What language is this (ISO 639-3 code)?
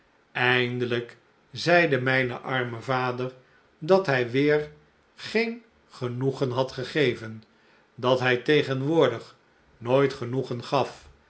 nld